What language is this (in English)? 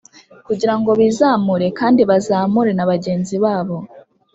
Kinyarwanda